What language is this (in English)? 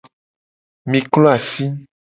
Gen